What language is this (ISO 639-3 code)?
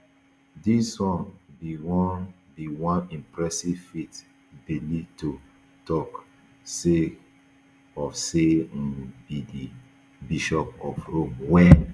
pcm